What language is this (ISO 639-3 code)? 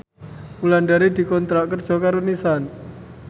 jav